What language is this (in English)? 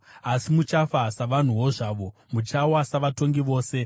Shona